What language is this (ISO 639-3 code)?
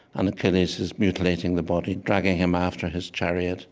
eng